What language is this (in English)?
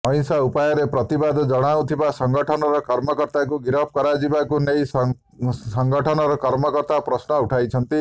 Odia